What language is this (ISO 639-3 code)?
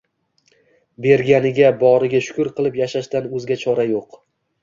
uzb